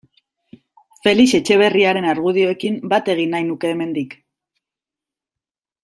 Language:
Basque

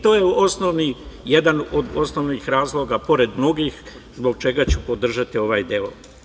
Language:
Serbian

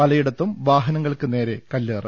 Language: Malayalam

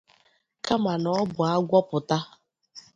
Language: Igbo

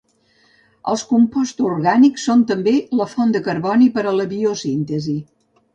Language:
Catalan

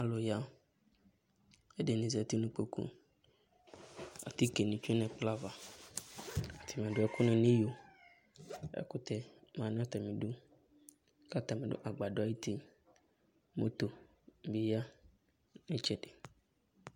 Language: Ikposo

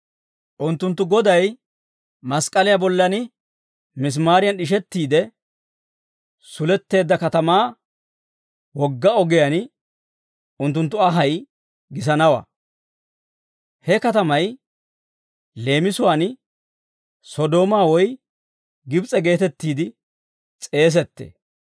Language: Dawro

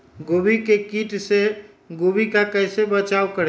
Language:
Magahi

